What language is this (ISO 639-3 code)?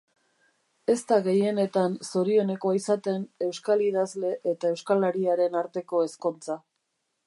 eus